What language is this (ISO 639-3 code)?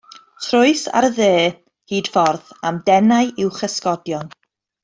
cym